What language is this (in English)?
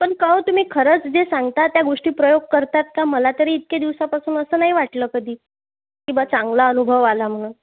Marathi